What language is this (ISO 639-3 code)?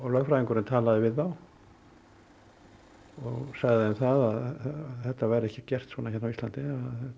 isl